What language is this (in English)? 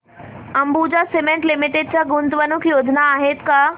Marathi